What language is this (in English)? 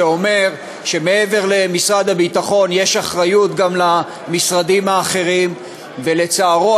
Hebrew